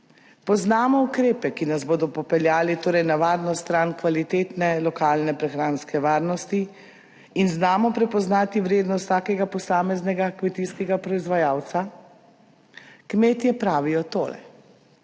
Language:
Slovenian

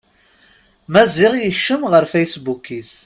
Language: Kabyle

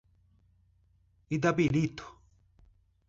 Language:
Portuguese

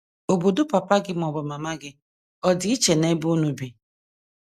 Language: Igbo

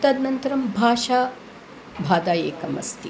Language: Sanskrit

